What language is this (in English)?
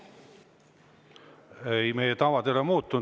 Estonian